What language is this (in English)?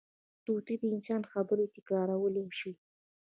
Pashto